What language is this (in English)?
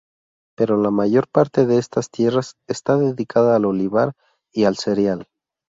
Spanish